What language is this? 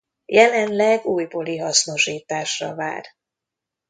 Hungarian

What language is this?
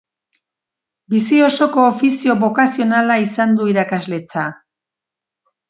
Basque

